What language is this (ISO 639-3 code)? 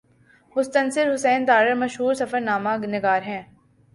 urd